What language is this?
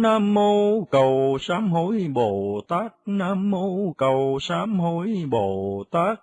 Vietnamese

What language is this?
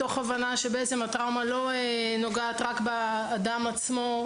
Hebrew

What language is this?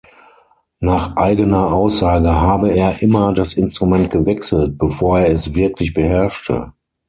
German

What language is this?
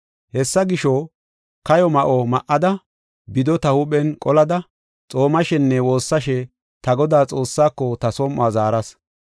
Gofa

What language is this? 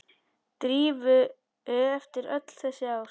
Icelandic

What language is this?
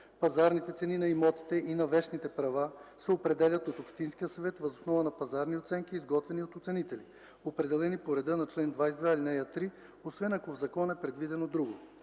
Bulgarian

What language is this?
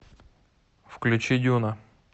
Russian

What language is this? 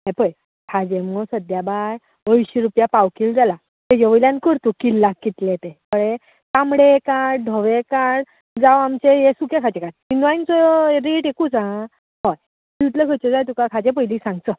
Konkani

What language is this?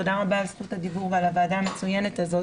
Hebrew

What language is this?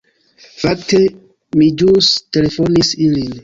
Esperanto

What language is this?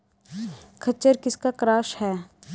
Hindi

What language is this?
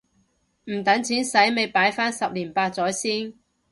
Cantonese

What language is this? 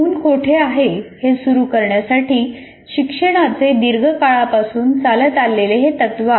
Marathi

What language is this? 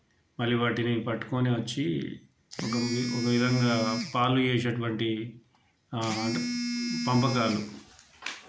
Telugu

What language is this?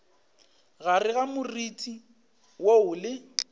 Northern Sotho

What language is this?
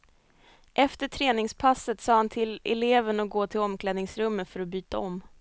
Swedish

